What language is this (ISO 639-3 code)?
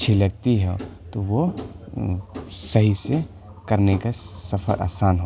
urd